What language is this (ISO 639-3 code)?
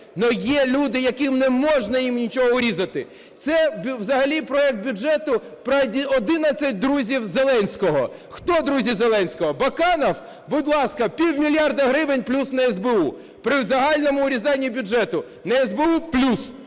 ukr